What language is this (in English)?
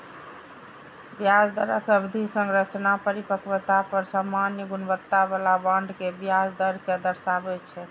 Maithili